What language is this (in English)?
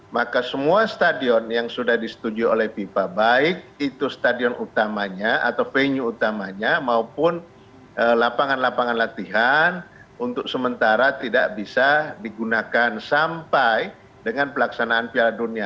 Indonesian